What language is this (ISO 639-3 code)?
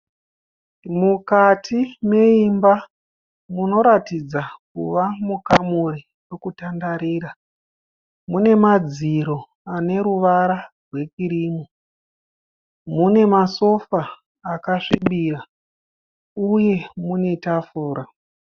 sna